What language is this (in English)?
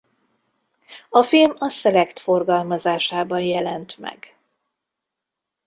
Hungarian